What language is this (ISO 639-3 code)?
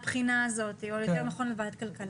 heb